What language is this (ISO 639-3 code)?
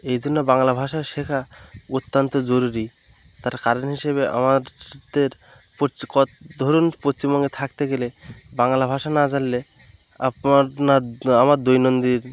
ben